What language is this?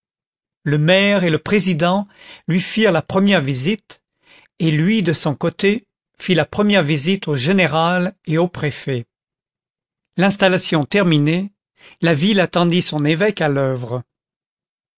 French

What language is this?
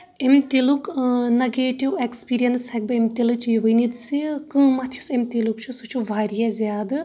Kashmiri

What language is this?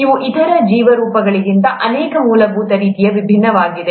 Kannada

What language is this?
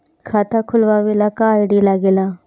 Bhojpuri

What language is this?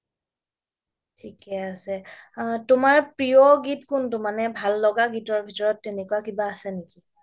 Assamese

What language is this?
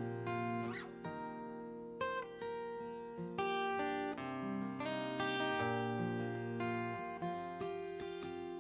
Slovak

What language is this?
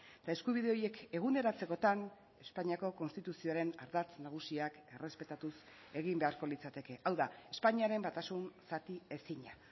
Basque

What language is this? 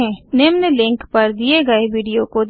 Hindi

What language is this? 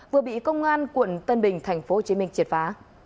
Vietnamese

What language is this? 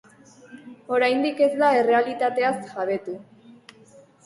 Basque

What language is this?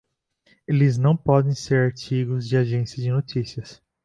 Portuguese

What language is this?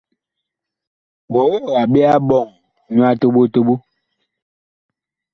Bakoko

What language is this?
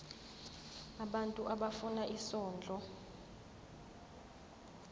Zulu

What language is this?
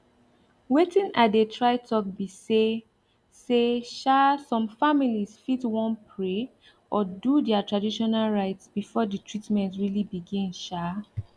Nigerian Pidgin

